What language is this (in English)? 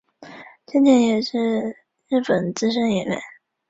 Chinese